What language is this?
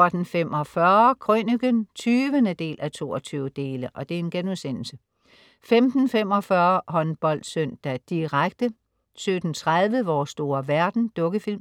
Danish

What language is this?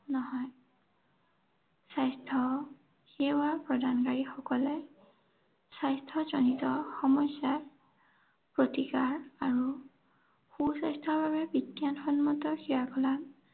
Assamese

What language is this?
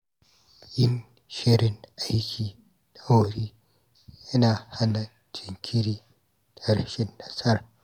Hausa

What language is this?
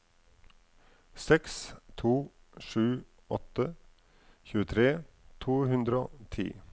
Norwegian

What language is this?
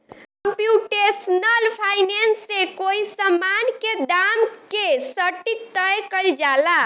Bhojpuri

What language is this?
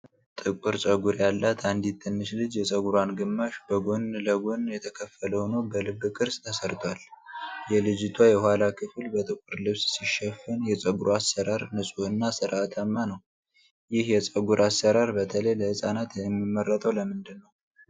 Amharic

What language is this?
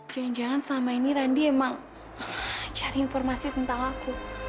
Indonesian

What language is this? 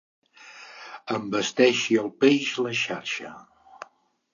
Catalan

